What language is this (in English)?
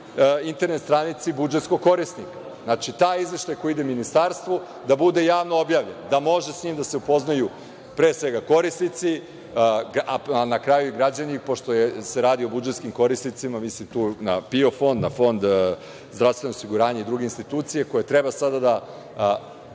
Serbian